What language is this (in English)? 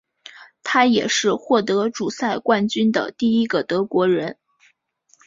Chinese